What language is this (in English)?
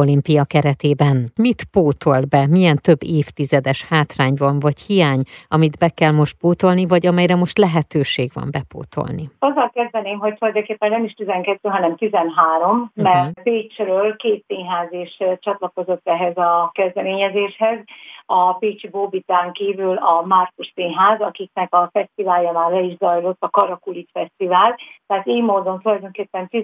Hungarian